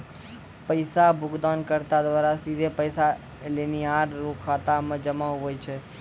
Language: Maithili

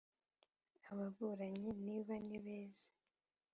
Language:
Kinyarwanda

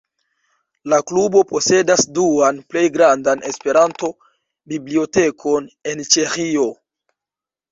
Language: Esperanto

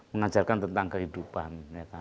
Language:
Indonesian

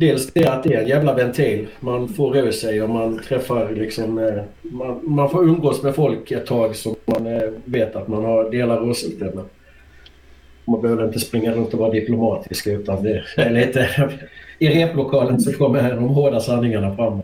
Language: Swedish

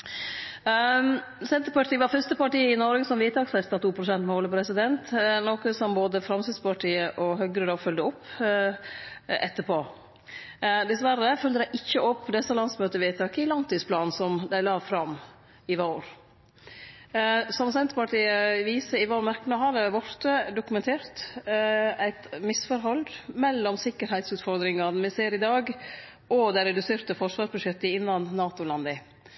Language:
Norwegian Nynorsk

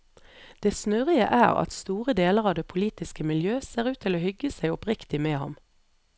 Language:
Norwegian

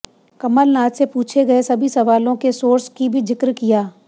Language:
Hindi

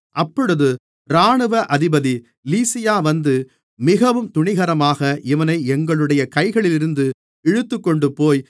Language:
Tamil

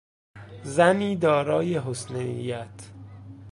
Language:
Persian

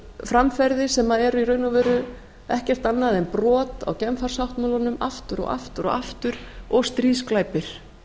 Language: Icelandic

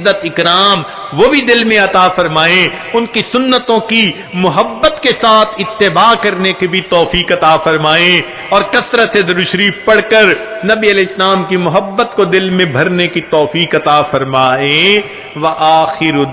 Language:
Hindi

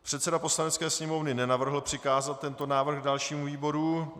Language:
Czech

